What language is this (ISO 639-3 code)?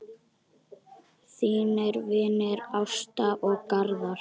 isl